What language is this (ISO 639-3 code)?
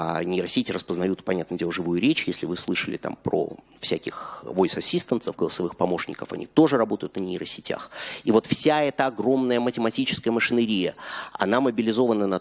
rus